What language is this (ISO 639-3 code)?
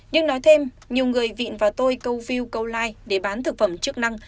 vie